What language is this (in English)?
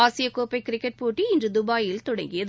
Tamil